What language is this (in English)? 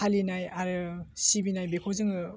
Bodo